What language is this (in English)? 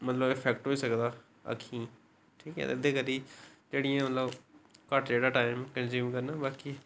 Dogri